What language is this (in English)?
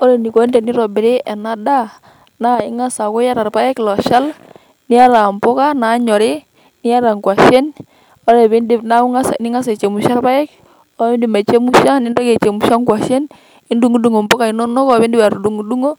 Masai